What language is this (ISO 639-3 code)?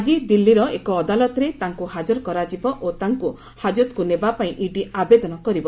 ori